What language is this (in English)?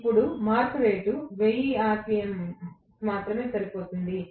Telugu